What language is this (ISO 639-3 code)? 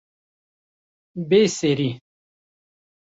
kur